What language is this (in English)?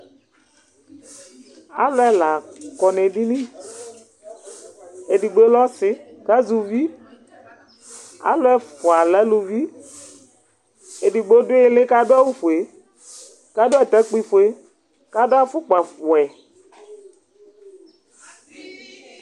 Ikposo